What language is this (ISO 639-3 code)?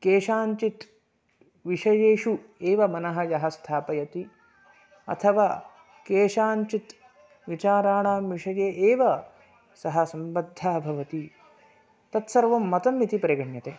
san